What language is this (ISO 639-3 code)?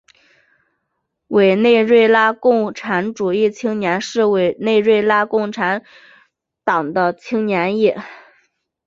zho